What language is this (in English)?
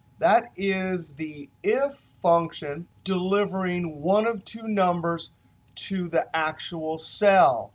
English